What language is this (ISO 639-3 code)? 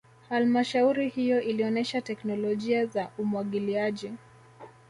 swa